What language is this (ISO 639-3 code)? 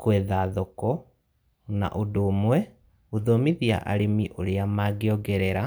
kik